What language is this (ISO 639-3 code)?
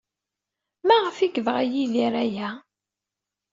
kab